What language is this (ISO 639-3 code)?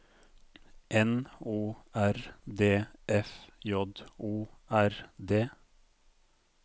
nor